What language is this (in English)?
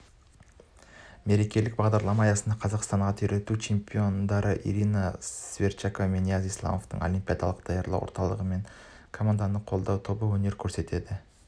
Kazakh